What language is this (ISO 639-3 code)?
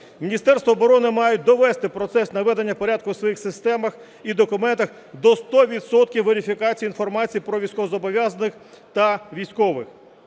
ukr